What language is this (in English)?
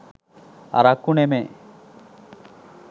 Sinhala